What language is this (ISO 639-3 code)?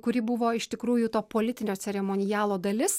lit